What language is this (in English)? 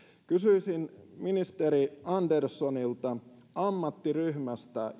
Finnish